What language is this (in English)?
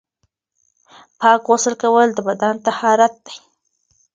Pashto